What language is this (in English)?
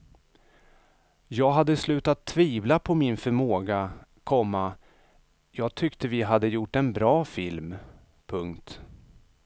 Swedish